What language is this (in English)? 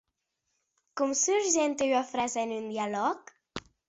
Occitan